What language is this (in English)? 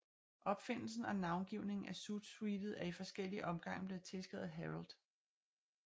Danish